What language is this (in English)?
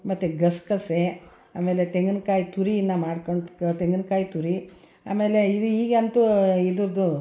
Kannada